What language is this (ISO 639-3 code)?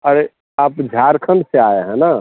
hin